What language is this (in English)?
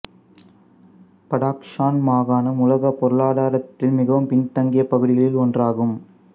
Tamil